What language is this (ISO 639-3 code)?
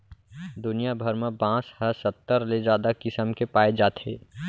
hne